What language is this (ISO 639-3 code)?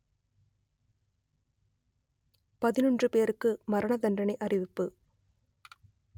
tam